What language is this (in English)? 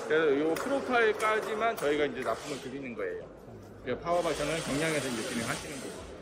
Korean